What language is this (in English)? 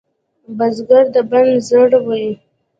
Pashto